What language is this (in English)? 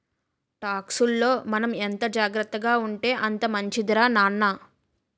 Telugu